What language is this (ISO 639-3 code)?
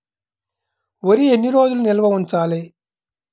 tel